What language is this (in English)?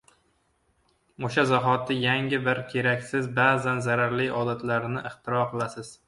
Uzbek